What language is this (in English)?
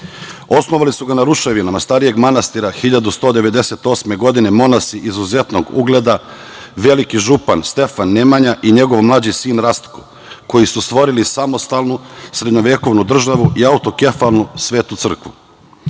Serbian